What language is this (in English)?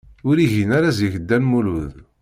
Kabyle